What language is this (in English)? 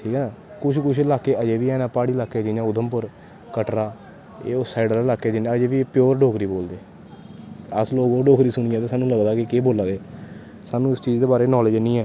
Dogri